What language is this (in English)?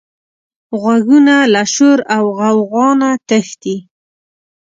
Pashto